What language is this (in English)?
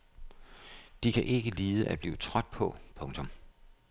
Danish